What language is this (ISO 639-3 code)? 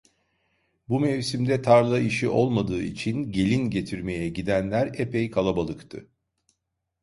tur